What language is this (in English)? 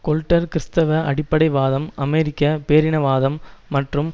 Tamil